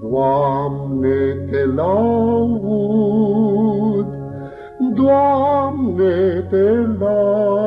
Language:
Romanian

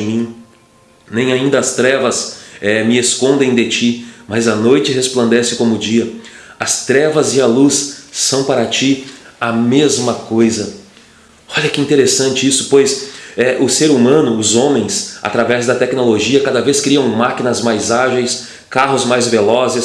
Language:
Portuguese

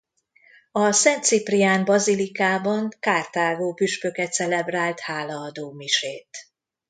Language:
Hungarian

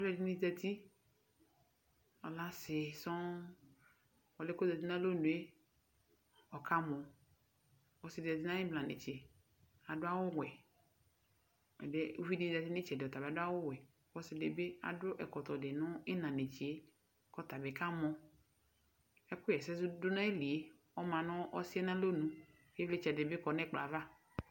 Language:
Ikposo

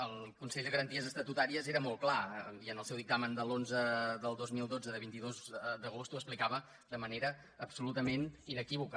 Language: Catalan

